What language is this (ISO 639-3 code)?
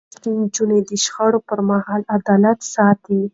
pus